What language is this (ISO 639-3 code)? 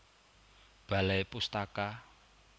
jav